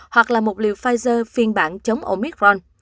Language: Vietnamese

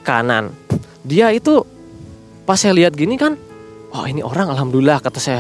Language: Indonesian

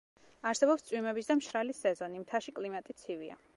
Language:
Georgian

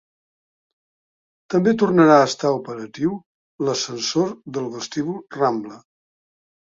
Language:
Catalan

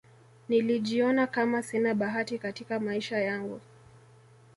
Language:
Swahili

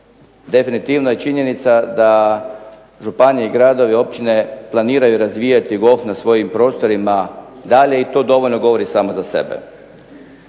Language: Croatian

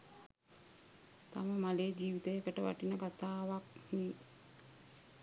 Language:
Sinhala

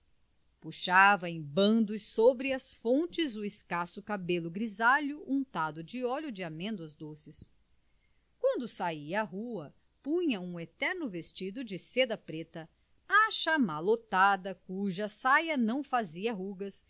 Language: Portuguese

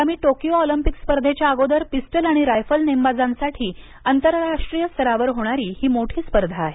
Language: Marathi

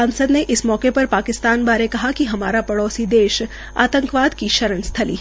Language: Hindi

